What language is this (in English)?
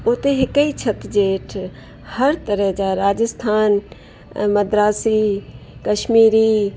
Sindhi